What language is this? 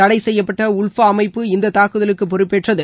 Tamil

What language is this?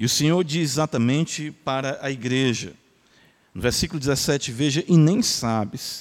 Portuguese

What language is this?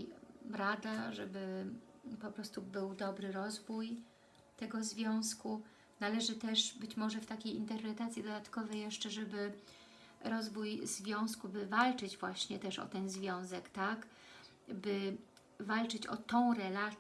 Polish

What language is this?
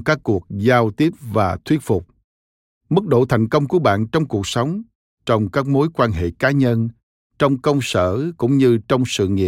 Vietnamese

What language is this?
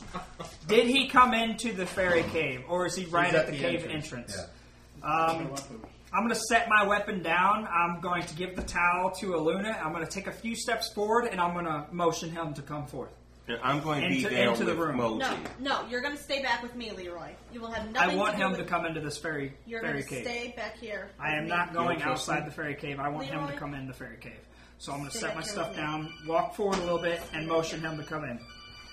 English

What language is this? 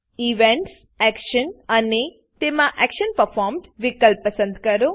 Gujarati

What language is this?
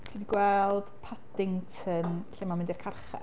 Welsh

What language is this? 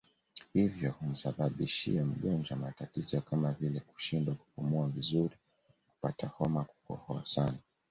Swahili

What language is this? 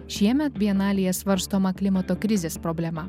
Lithuanian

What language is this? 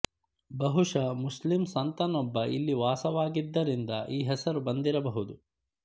Kannada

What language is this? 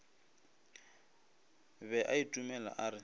Northern Sotho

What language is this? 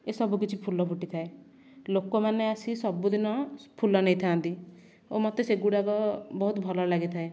Odia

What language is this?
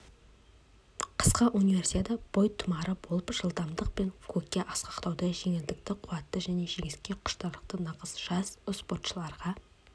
Kazakh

